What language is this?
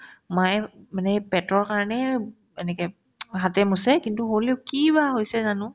Assamese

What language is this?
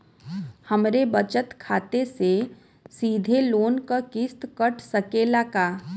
Bhojpuri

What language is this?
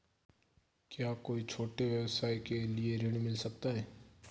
Hindi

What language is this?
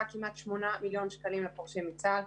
Hebrew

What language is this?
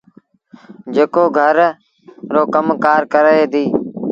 Sindhi Bhil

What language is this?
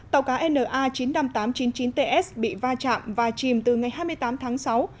Vietnamese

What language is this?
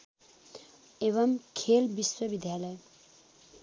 Nepali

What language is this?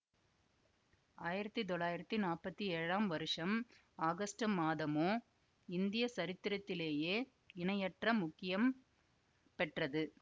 Tamil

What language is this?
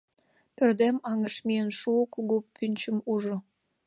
Mari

